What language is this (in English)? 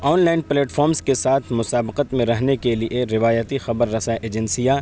Urdu